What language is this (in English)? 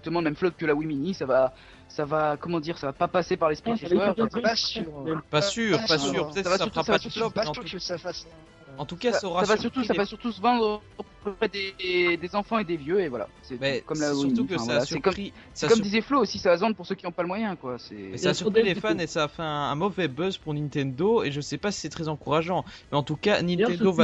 French